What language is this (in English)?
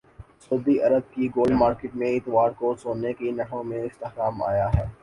Urdu